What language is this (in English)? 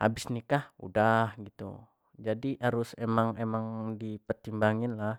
Jambi Malay